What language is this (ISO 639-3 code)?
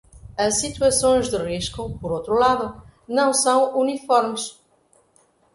por